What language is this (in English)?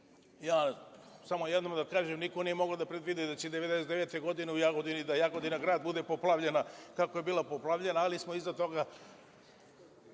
Serbian